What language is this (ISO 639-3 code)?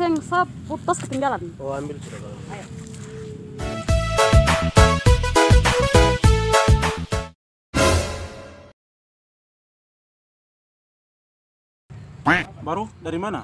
ind